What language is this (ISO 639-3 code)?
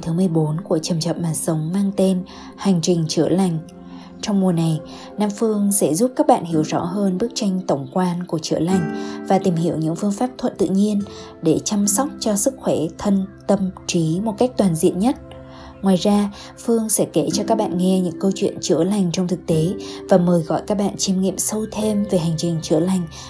vie